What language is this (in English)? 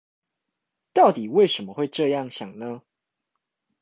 Chinese